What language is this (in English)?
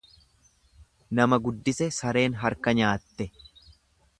Oromo